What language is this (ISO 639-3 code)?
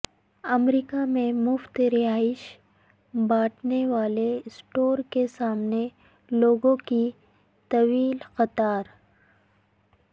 urd